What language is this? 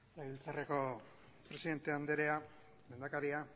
Basque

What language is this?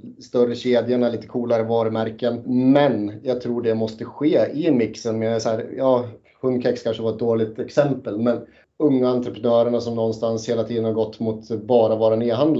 Swedish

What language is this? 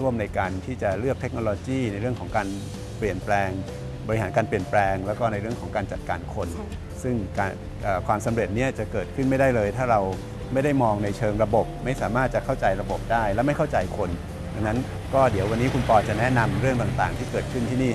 Thai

